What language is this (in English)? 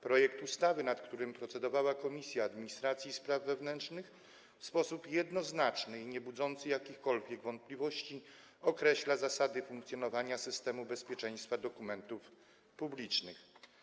Polish